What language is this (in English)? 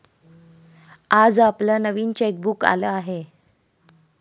Marathi